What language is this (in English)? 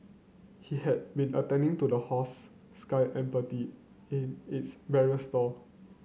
English